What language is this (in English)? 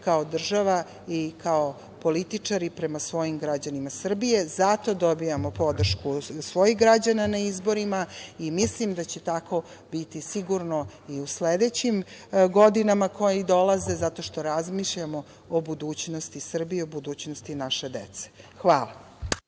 Serbian